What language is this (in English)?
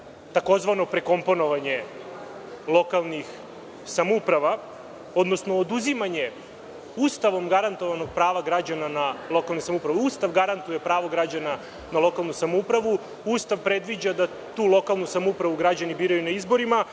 Serbian